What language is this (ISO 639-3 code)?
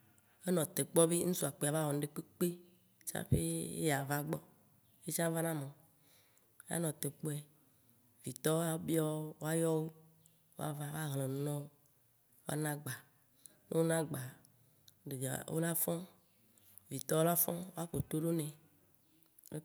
wci